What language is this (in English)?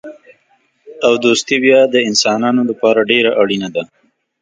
Pashto